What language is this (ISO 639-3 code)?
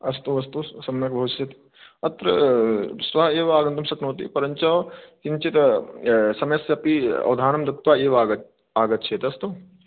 san